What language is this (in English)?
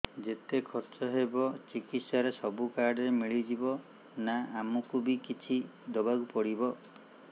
Odia